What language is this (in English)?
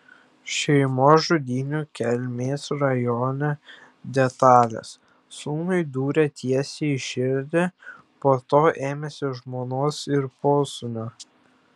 Lithuanian